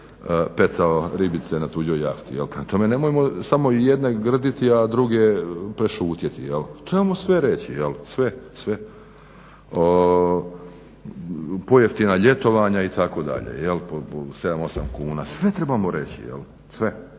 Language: Croatian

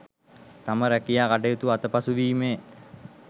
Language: Sinhala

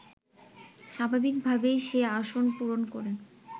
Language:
Bangla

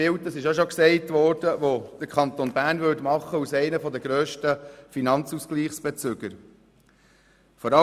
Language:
Swiss German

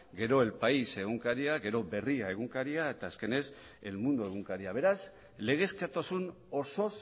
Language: Basque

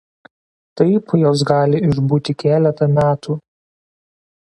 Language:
Lithuanian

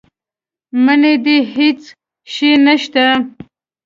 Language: Pashto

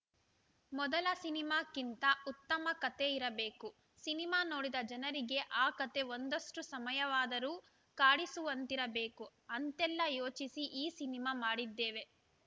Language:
Kannada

